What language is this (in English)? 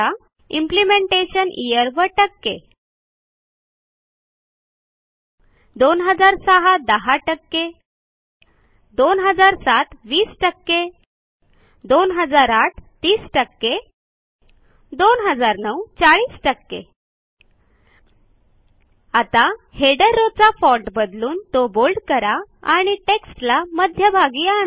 Marathi